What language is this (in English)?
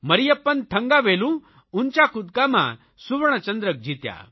Gujarati